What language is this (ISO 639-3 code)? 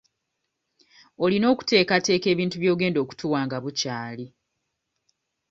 lug